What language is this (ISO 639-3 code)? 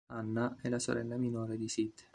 ita